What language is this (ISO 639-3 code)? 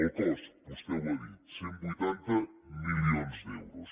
cat